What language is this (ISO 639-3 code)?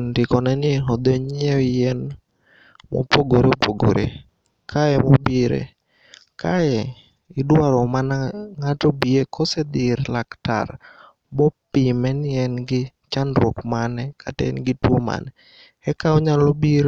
luo